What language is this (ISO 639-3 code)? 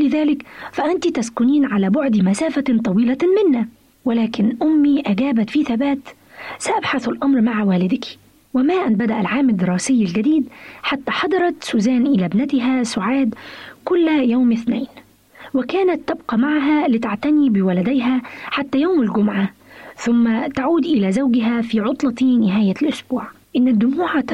ara